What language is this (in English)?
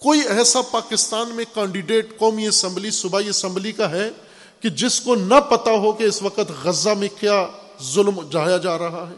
Urdu